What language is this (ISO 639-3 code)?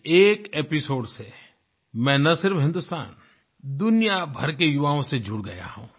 hin